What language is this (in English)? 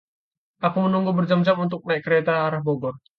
Indonesian